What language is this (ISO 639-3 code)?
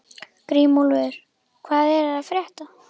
isl